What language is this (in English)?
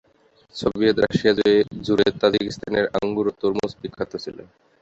Bangla